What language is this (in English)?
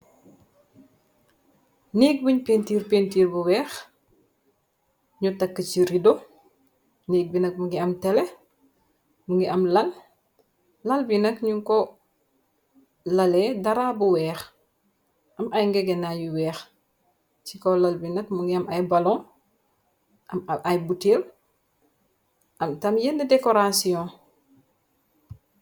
Wolof